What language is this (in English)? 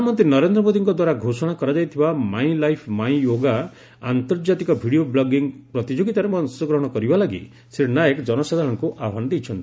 Odia